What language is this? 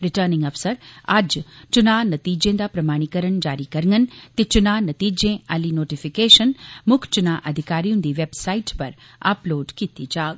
Dogri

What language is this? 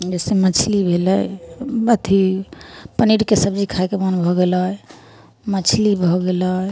Maithili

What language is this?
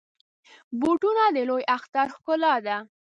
Pashto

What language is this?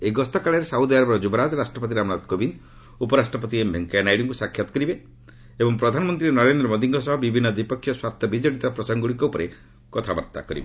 Odia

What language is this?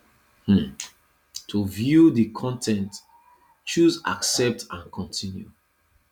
Nigerian Pidgin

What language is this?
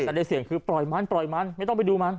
Thai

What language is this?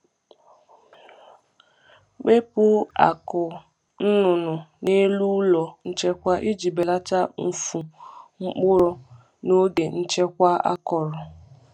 Igbo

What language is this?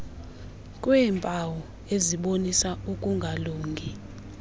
Xhosa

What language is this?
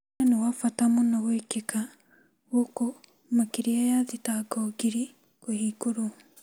Kikuyu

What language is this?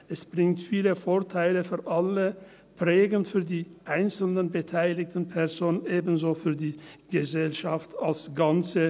Swiss German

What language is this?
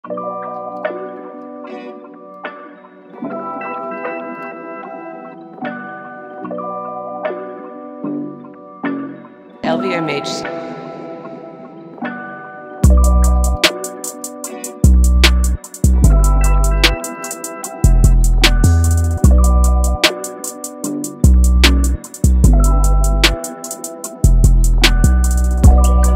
English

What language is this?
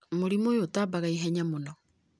Kikuyu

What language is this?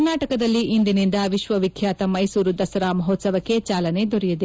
Kannada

